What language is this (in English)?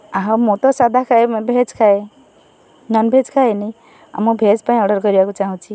Odia